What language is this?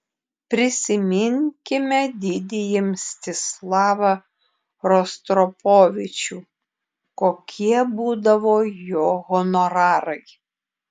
Lithuanian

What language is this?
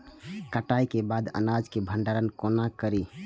Maithili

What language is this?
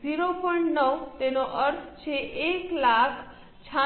Gujarati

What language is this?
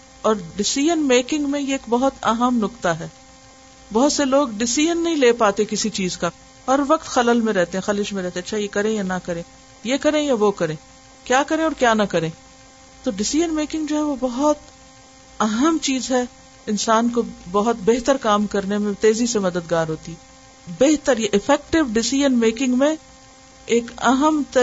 Urdu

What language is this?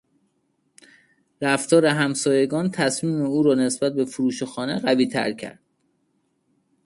Persian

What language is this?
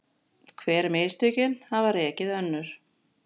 Icelandic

